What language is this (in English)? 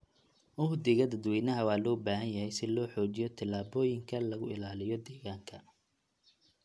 Somali